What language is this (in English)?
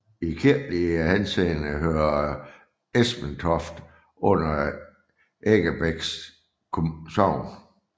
Danish